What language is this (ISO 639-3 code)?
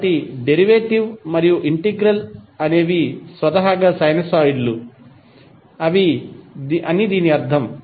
tel